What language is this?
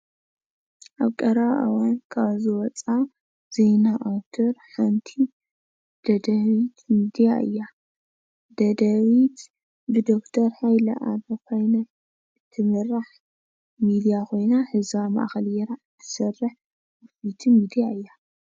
Tigrinya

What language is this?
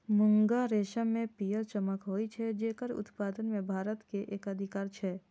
Maithili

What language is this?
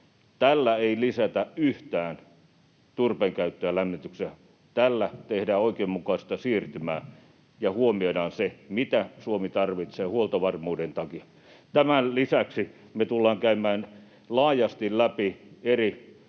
Finnish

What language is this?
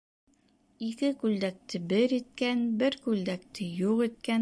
Bashkir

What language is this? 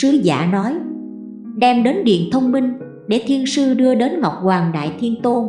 Vietnamese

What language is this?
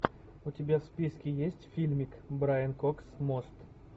Russian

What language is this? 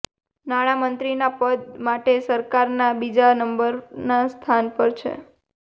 Gujarati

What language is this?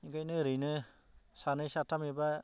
Bodo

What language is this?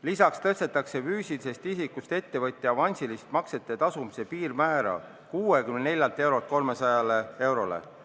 Estonian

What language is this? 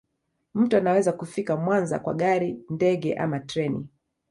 Swahili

